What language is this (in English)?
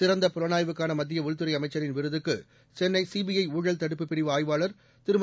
Tamil